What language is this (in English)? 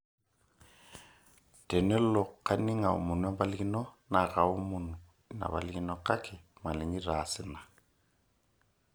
Masai